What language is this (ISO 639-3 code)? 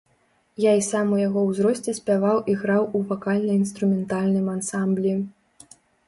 bel